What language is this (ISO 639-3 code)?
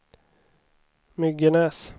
swe